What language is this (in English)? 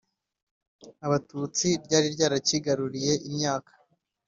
Kinyarwanda